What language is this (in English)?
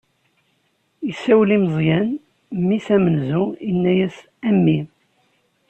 Kabyle